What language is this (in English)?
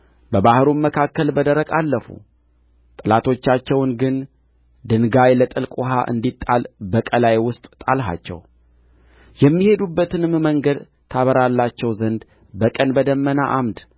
Amharic